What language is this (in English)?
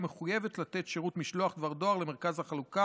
Hebrew